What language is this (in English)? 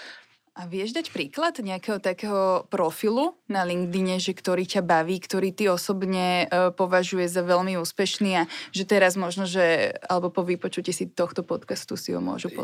Slovak